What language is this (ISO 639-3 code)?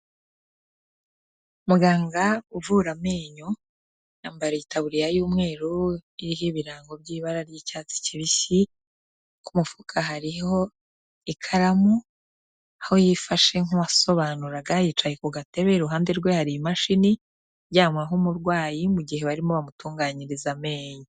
kin